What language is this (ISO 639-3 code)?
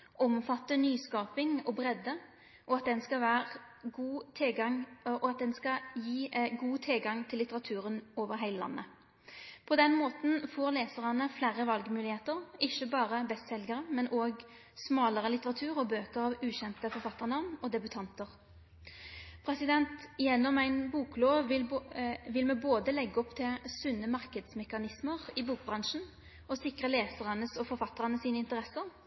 nno